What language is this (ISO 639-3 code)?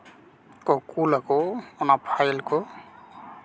sat